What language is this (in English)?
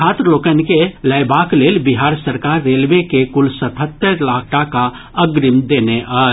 Maithili